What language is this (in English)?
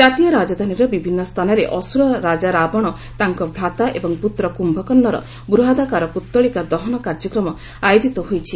Odia